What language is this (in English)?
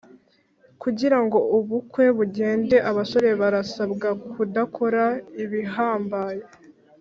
Kinyarwanda